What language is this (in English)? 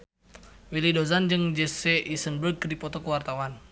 Sundanese